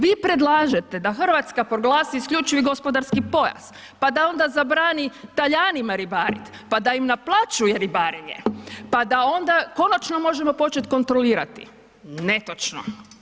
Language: Croatian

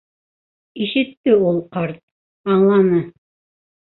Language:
Bashkir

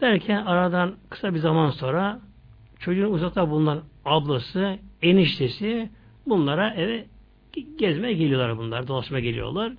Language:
Turkish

